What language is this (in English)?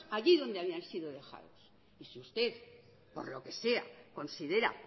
Spanish